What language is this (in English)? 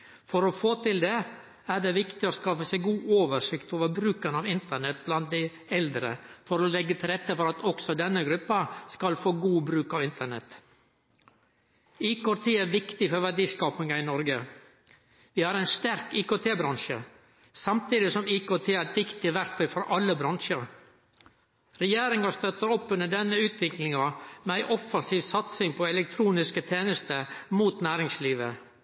Norwegian Nynorsk